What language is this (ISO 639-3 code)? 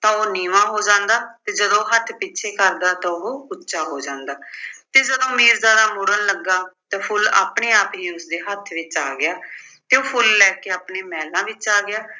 pan